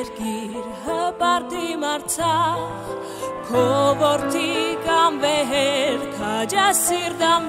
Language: Romanian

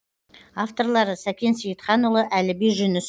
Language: Kazakh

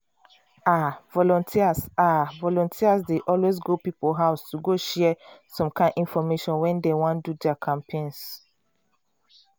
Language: Nigerian Pidgin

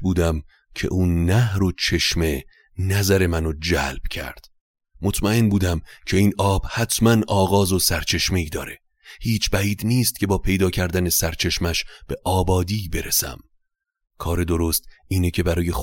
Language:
Persian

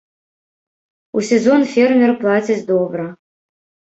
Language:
Belarusian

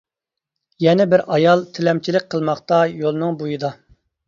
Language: Uyghur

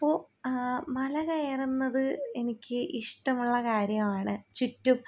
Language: Malayalam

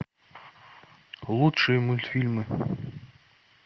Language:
Russian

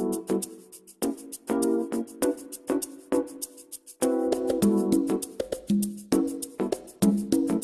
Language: Japanese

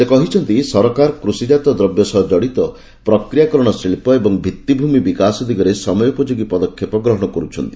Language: Odia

